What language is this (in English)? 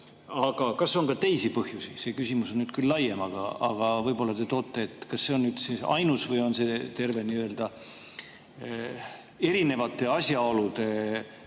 Estonian